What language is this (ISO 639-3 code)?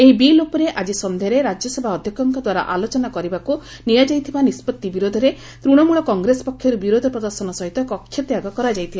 ori